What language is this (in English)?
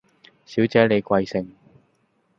Cantonese